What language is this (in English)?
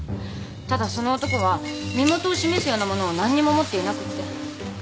Japanese